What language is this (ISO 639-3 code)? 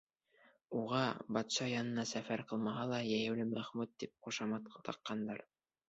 bak